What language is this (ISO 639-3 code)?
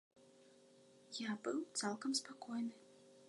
bel